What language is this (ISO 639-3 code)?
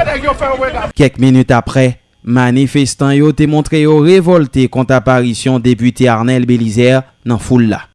fra